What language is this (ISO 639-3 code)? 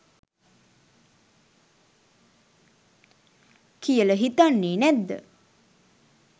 sin